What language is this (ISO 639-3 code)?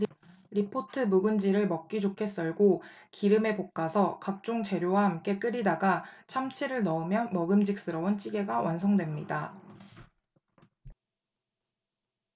kor